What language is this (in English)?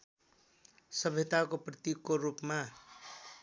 Nepali